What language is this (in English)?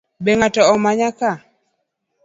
Luo (Kenya and Tanzania)